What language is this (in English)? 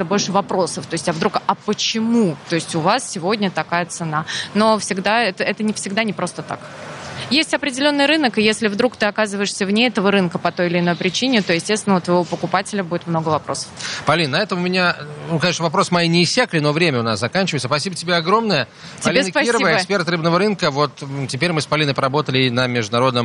Russian